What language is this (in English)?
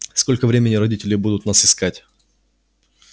Russian